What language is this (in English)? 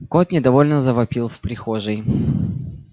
Russian